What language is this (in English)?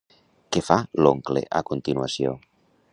Catalan